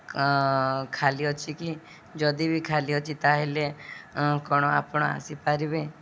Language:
Odia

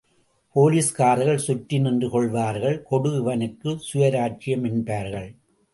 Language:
Tamil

